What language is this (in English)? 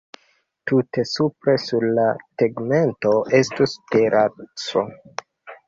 Esperanto